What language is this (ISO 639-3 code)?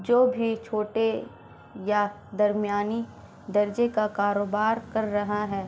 urd